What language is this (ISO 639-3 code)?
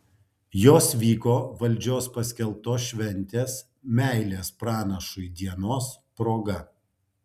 lit